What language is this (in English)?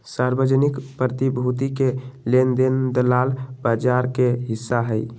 Magahi